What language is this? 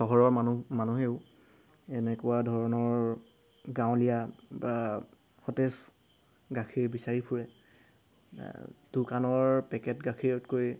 Assamese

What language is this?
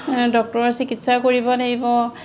Assamese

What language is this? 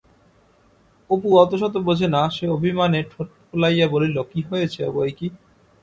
Bangla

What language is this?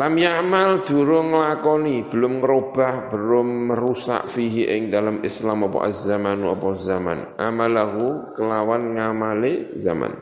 Indonesian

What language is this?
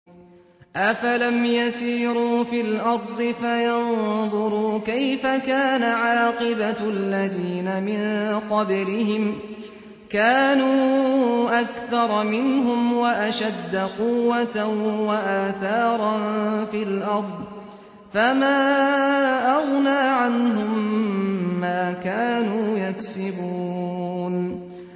Arabic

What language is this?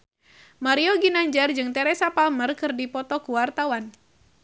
Sundanese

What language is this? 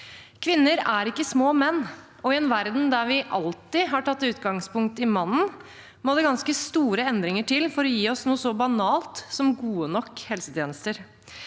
Norwegian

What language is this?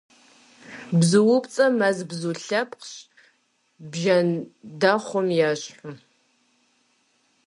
Kabardian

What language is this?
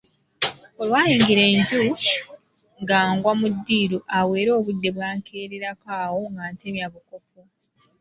Ganda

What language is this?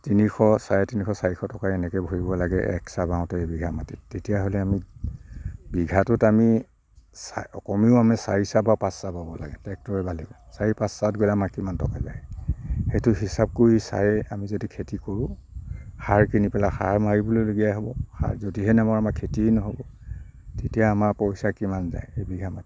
Assamese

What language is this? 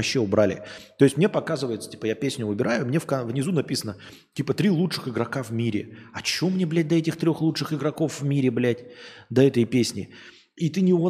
Russian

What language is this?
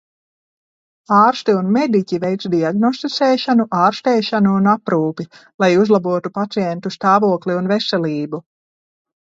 Latvian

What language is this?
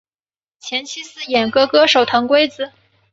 Chinese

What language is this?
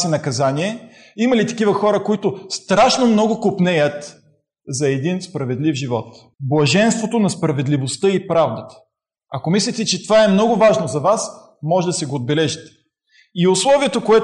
Bulgarian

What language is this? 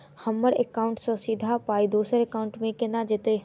Maithili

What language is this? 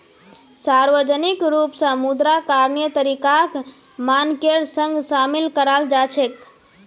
Magahi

